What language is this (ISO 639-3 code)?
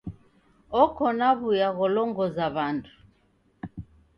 dav